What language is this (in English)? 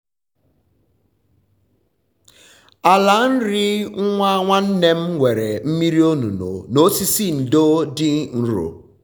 Igbo